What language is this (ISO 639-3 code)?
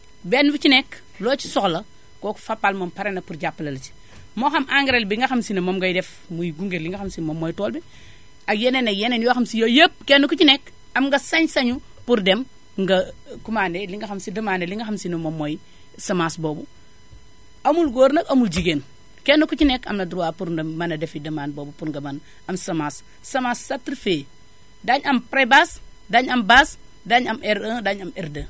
wol